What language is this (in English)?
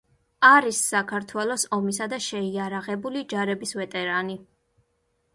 Georgian